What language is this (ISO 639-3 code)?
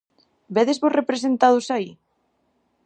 glg